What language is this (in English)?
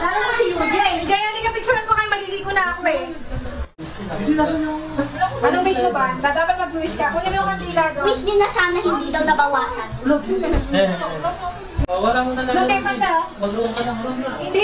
Filipino